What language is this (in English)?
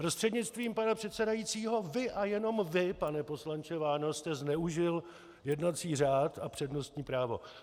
Czech